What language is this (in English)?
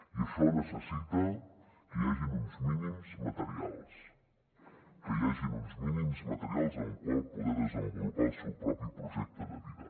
Catalan